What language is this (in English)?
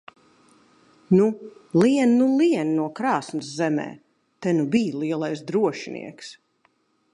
Latvian